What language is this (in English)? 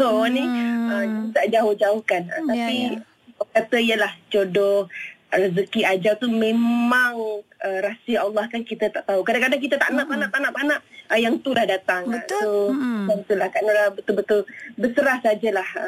Malay